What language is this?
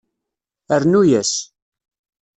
Kabyle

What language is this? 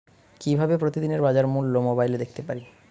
Bangla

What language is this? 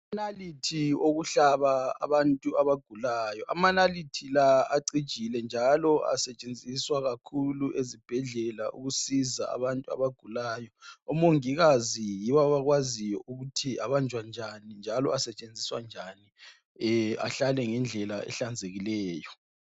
North Ndebele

